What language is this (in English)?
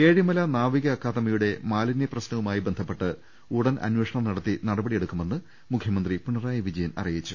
Malayalam